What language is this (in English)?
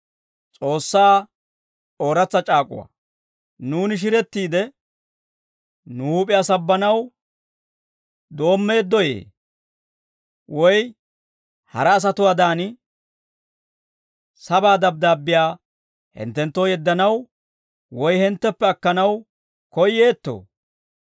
Dawro